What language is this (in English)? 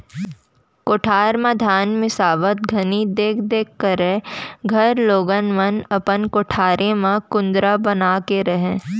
Chhattisgarhi